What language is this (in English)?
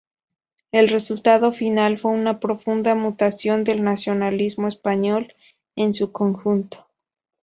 Spanish